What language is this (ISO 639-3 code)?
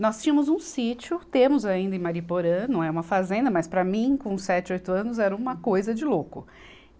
por